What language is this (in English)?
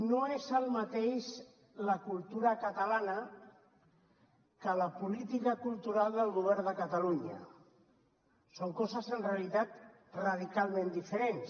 Catalan